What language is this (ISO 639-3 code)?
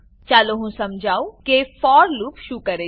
guj